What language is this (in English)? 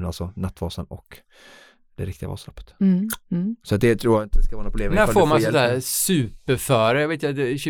Swedish